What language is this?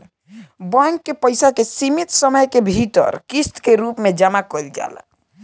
Bhojpuri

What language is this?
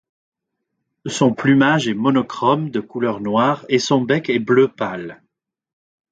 French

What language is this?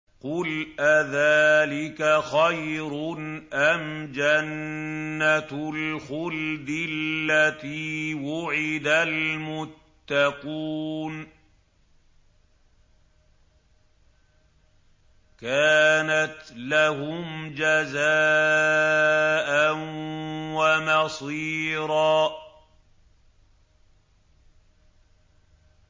Arabic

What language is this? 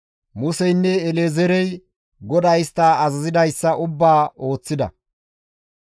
Gamo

